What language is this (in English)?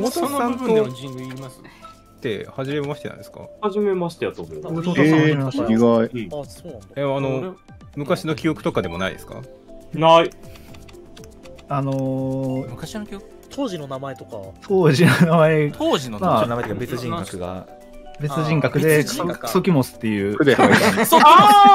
Japanese